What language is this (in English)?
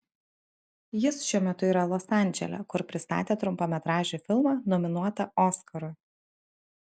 Lithuanian